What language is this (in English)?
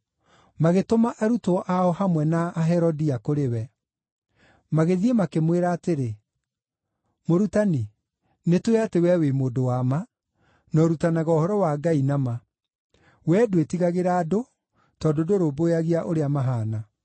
Kikuyu